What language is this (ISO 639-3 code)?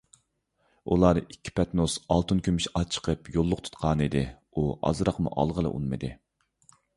uig